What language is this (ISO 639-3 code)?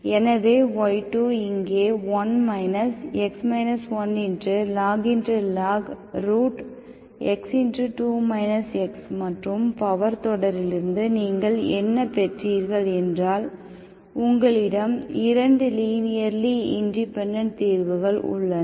tam